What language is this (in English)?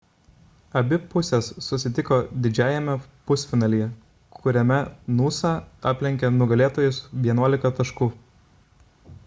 Lithuanian